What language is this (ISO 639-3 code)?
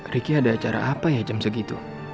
ind